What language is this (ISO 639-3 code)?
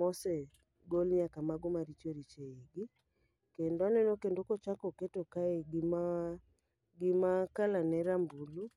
luo